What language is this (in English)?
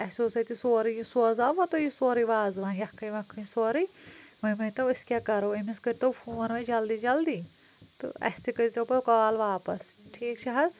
Kashmiri